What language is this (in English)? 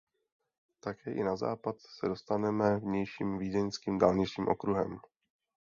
Czech